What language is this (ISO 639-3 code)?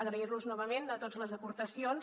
cat